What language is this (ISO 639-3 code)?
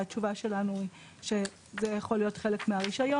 heb